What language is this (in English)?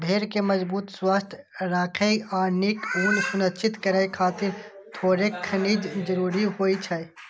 Maithili